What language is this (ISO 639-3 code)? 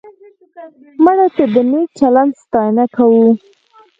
pus